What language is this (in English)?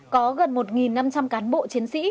Vietnamese